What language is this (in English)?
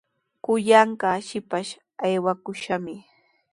Sihuas Ancash Quechua